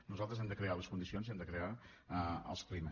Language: Catalan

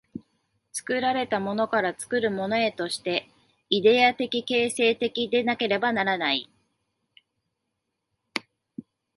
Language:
Japanese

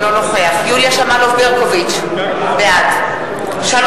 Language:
Hebrew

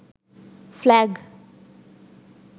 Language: Sinhala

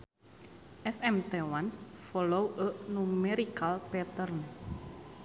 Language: Sundanese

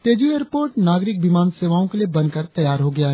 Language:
Hindi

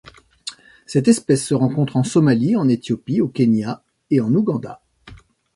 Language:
French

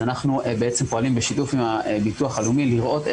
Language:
Hebrew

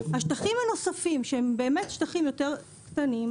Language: Hebrew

